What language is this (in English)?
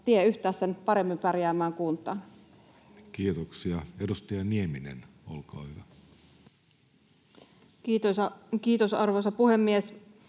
Finnish